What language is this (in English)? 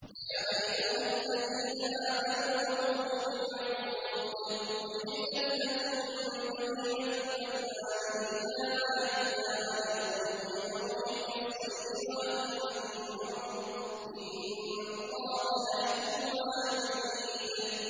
Arabic